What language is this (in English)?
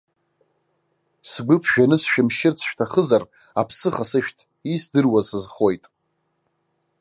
Abkhazian